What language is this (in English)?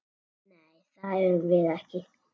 Icelandic